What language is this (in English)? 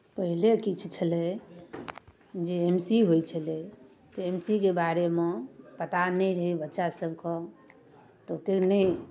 Maithili